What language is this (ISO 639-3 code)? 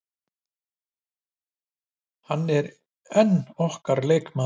isl